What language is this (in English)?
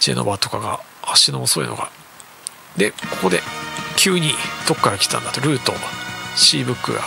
Japanese